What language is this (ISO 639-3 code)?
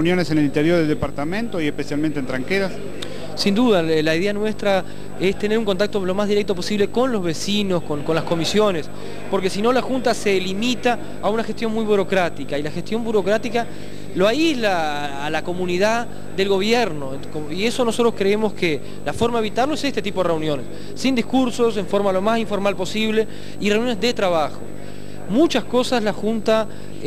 spa